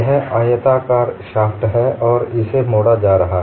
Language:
Hindi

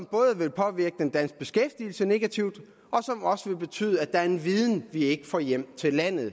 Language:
Danish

